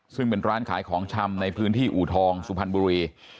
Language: Thai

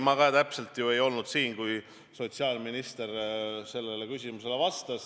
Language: Estonian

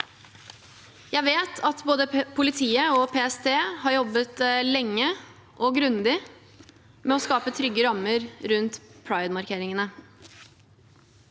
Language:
Norwegian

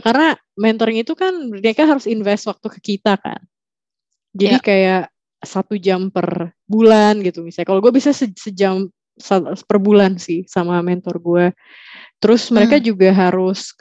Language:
Indonesian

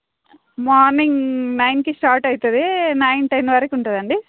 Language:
Telugu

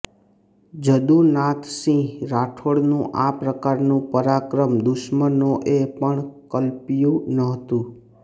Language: Gujarati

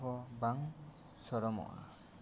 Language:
Santali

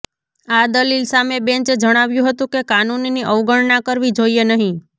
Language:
Gujarati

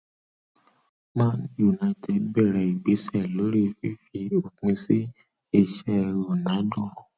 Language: Yoruba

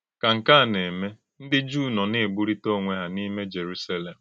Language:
Igbo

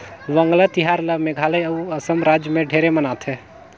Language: Chhattisgarhi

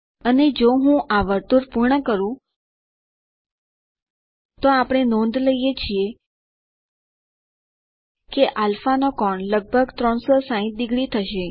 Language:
Gujarati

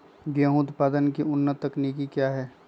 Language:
Magahi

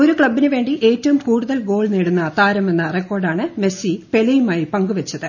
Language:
Malayalam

